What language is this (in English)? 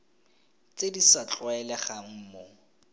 Tswana